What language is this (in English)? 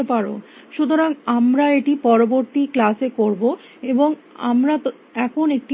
Bangla